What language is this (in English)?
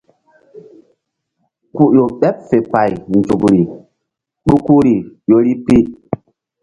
Mbum